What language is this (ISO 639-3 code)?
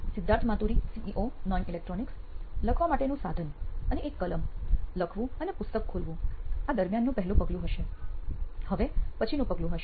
guj